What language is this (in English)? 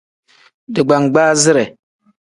Tem